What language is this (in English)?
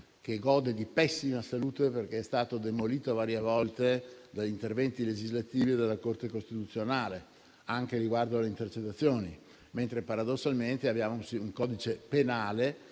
Italian